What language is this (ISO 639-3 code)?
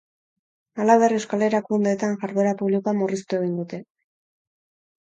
eus